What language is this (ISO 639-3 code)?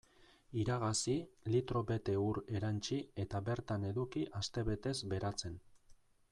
eus